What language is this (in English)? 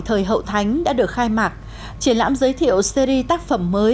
Vietnamese